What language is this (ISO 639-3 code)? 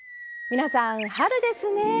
jpn